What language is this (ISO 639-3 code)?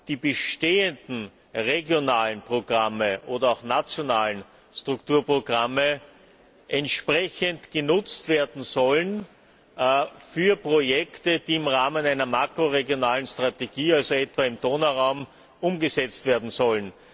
deu